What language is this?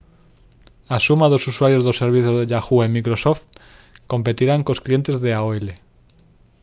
Galician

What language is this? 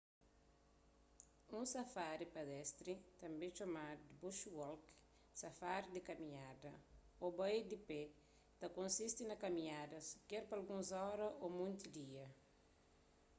Kabuverdianu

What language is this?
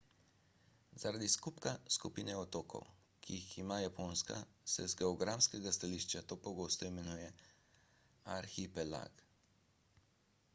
Slovenian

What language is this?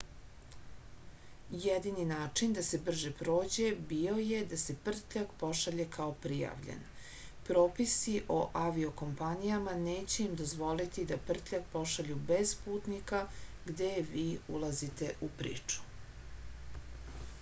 Serbian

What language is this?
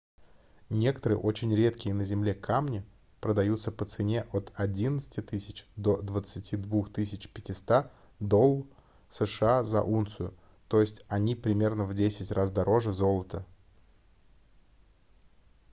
Russian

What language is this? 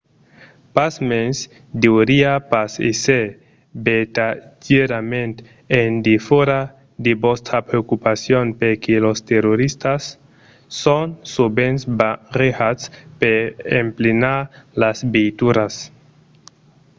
Occitan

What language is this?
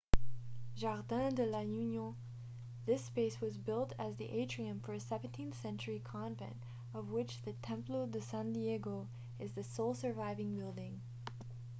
English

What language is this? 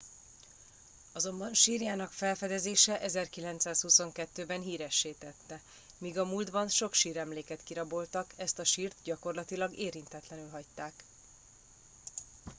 Hungarian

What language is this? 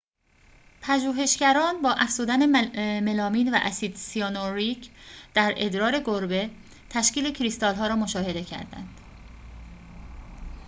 Persian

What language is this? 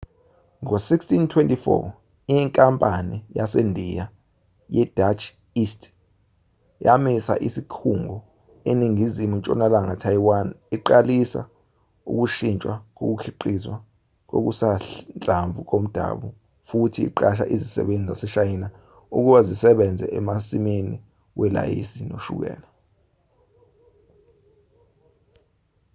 Zulu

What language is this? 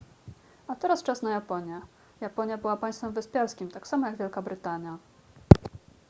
Polish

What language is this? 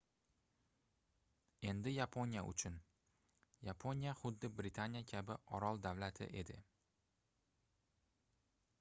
Uzbek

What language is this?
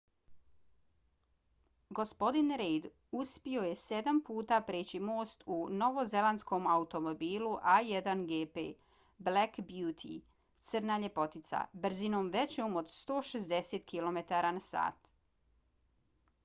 Bosnian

